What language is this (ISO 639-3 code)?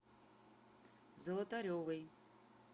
rus